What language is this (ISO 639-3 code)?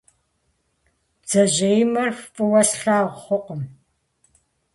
kbd